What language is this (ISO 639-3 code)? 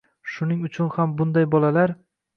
uzb